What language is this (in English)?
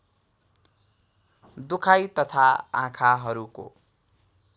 Nepali